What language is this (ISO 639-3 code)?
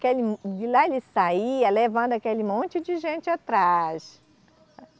por